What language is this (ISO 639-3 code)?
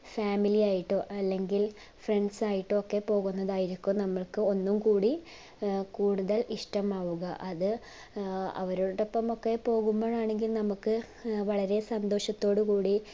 mal